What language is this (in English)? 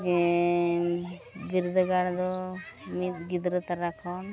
Santali